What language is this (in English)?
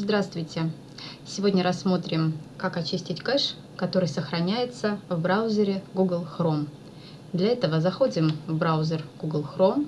Russian